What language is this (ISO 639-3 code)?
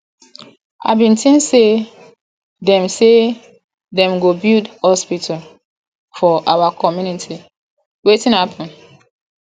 pcm